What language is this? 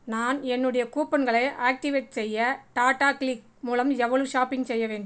Tamil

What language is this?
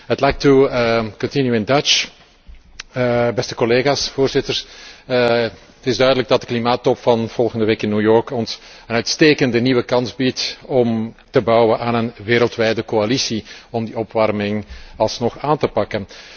Dutch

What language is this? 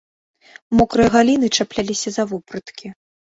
Belarusian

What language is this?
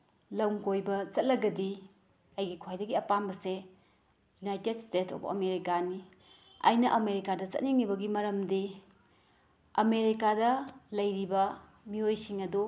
Manipuri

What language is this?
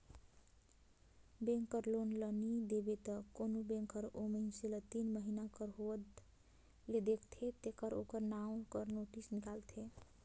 Chhattisgarhi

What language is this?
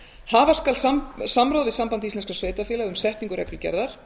Icelandic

